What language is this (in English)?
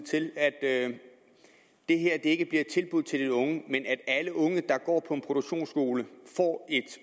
Danish